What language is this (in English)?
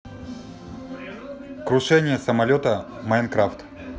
Russian